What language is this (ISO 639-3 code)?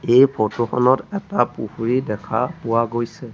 asm